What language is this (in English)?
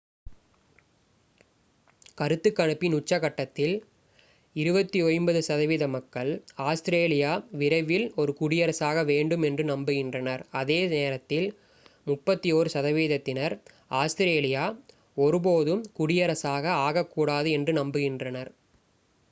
Tamil